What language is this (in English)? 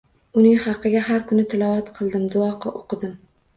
Uzbek